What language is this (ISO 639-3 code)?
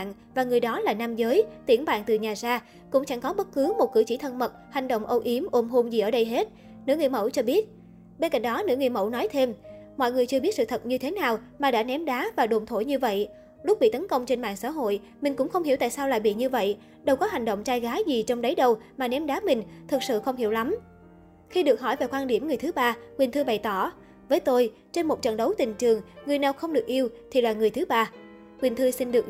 vie